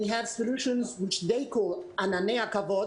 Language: Hebrew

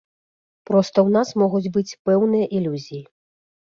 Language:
Belarusian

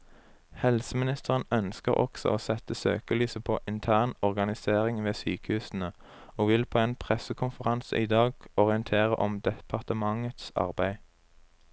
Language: Norwegian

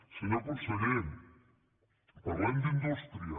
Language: Catalan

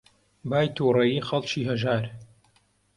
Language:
Central Kurdish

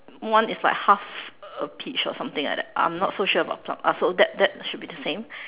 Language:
English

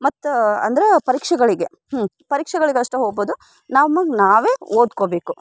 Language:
Kannada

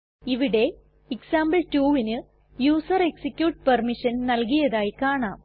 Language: Malayalam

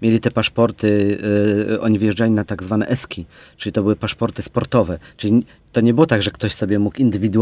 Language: Polish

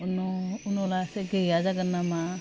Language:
Bodo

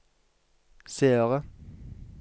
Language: Norwegian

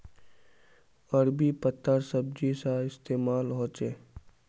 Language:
Magahi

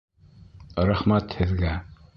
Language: Bashkir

